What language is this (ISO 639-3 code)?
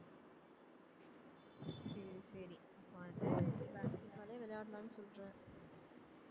tam